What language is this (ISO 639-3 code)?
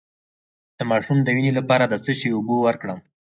pus